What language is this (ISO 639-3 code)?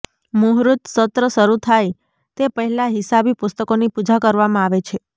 guj